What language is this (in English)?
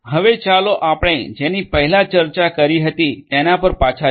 Gujarati